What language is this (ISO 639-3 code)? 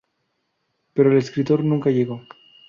spa